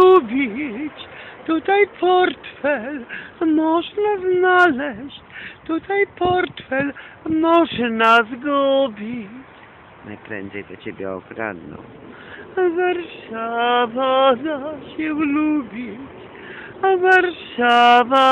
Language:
Polish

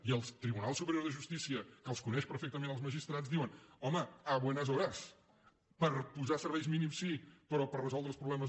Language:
Catalan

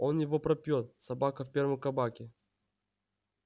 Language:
Russian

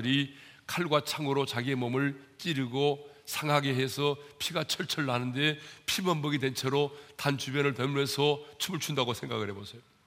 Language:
Korean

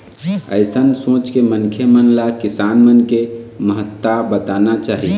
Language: Chhattisgarhi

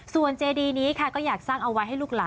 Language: Thai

